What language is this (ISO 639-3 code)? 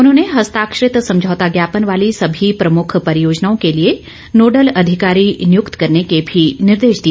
hin